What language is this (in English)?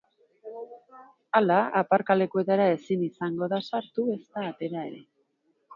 Basque